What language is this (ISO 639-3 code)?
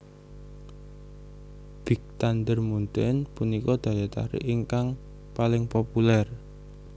jav